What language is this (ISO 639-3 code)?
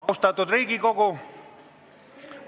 est